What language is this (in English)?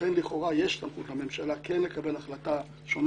Hebrew